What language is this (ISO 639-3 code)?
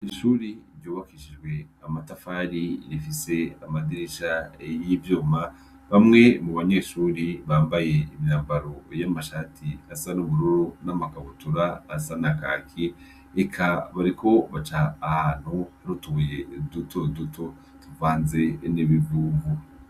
run